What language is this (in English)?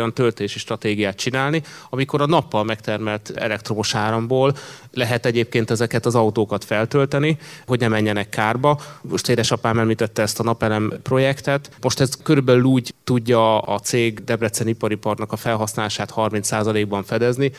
Hungarian